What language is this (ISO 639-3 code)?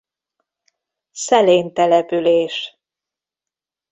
hun